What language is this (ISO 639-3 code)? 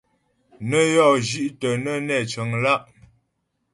bbj